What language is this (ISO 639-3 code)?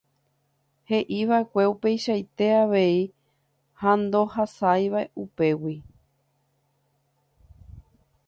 grn